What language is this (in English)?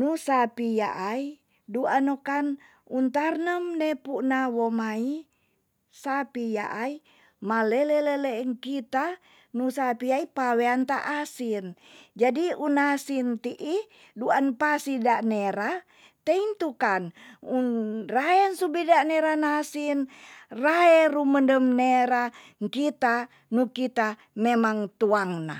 Tonsea